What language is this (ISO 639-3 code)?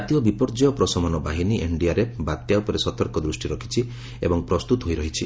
ori